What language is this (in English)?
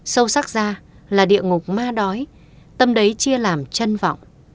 Vietnamese